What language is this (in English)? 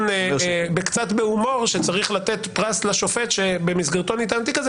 Hebrew